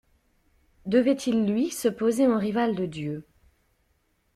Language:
French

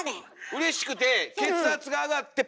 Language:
Japanese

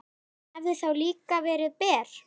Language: Icelandic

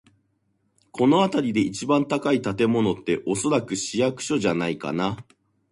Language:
Japanese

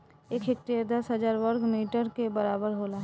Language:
Bhojpuri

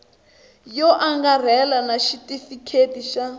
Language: Tsonga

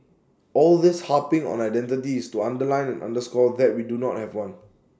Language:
English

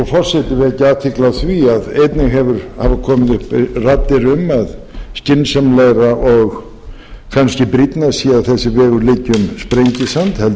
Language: Icelandic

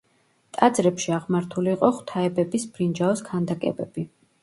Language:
Georgian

